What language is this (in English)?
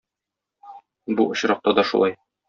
Tatar